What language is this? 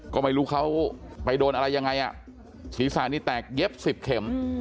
Thai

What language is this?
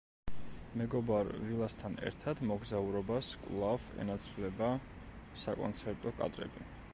Georgian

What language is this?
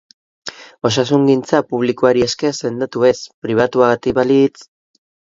Basque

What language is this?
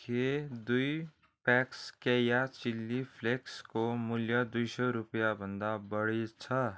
Nepali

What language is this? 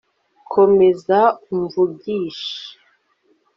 Kinyarwanda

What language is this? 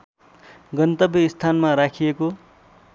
Nepali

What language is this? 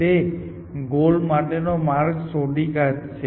Gujarati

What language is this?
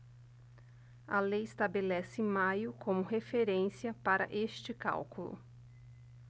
Portuguese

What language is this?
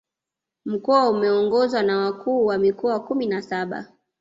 Swahili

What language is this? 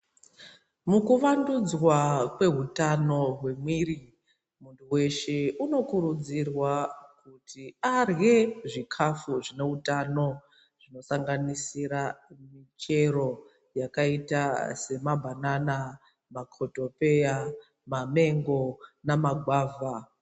Ndau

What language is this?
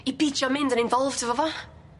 Welsh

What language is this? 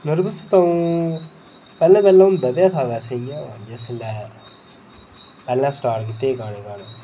Dogri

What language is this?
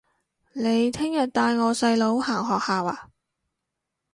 Cantonese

